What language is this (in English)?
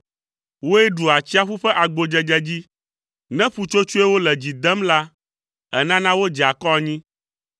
Ewe